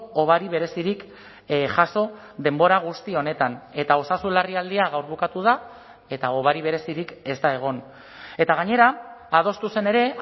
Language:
Basque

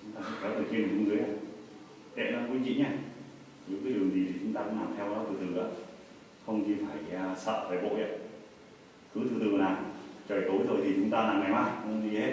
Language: Vietnamese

